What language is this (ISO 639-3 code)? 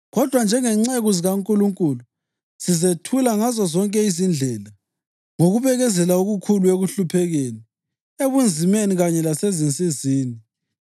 nde